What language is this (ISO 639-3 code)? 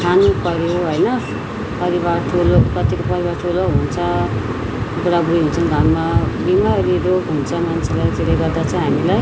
nep